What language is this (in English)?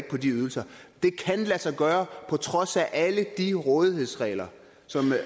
Danish